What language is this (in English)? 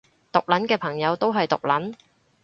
Cantonese